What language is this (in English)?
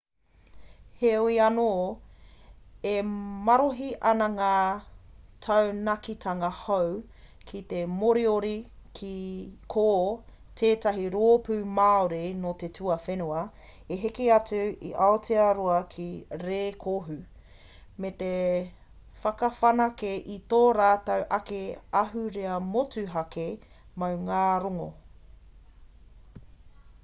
Māori